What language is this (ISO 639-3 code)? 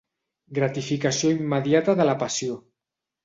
cat